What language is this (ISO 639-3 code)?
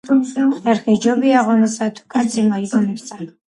kat